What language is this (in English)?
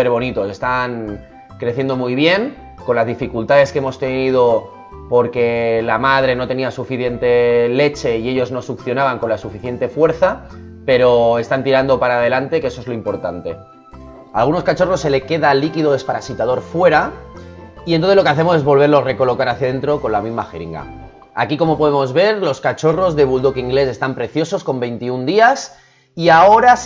Spanish